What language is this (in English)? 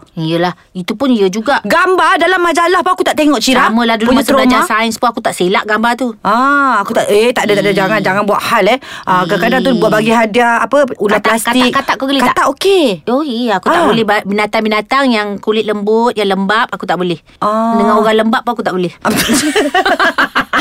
Malay